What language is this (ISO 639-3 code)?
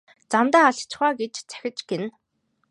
mon